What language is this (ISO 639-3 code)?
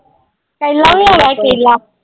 pan